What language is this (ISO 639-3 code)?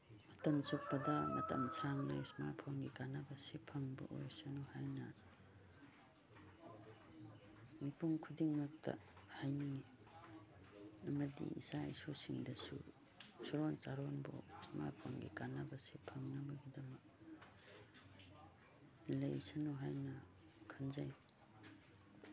mni